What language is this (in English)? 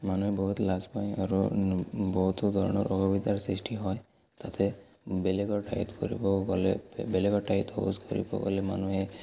Assamese